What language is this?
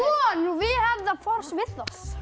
Icelandic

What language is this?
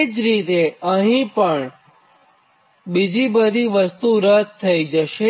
Gujarati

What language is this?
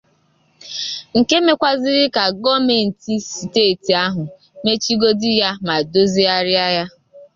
Igbo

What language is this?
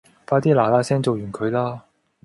Cantonese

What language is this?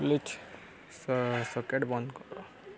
Odia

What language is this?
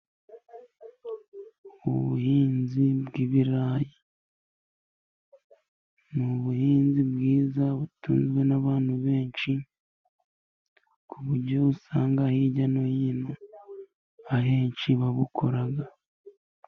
Kinyarwanda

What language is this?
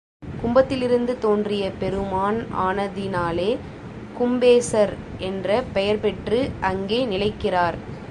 Tamil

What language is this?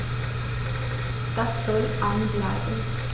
German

